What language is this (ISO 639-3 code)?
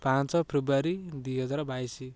ori